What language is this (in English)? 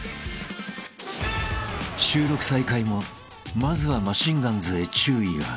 Japanese